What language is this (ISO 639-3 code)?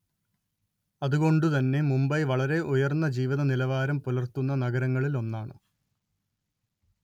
mal